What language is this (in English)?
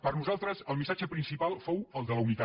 Catalan